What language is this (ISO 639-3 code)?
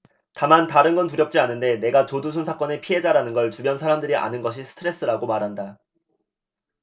kor